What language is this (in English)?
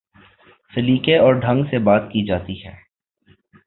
Urdu